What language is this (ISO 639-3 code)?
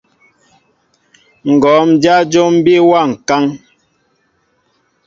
mbo